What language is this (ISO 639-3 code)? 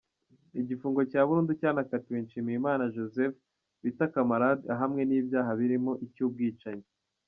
kin